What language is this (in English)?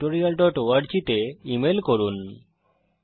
Bangla